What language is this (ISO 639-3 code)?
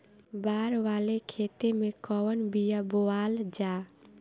bho